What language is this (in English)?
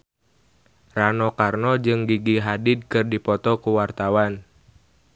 Sundanese